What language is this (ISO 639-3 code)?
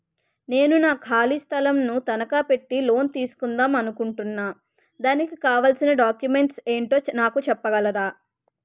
tel